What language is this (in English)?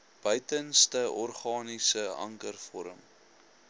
Afrikaans